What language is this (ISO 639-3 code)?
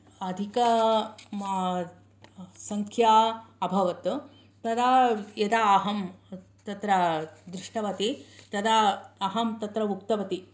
san